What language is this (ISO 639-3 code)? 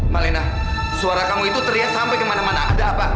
ind